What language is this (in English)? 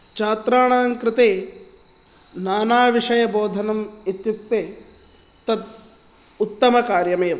Sanskrit